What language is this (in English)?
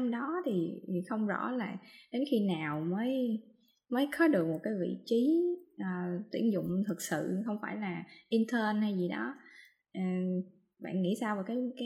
Vietnamese